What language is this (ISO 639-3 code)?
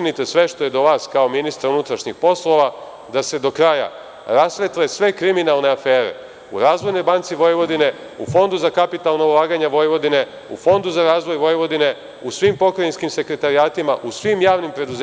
srp